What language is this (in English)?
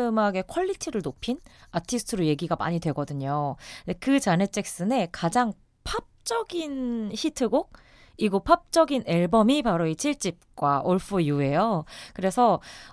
Korean